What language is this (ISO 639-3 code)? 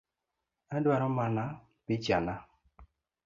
luo